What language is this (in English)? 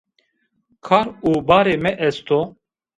Zaza